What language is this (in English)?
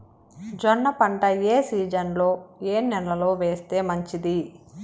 Telugu